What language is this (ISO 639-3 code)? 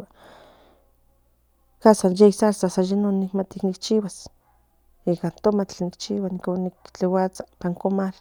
nhn